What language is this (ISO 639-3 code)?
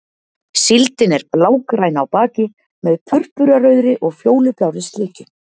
isl